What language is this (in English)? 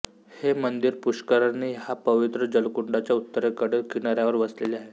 Marathi